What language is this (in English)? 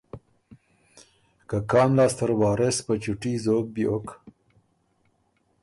Ormuri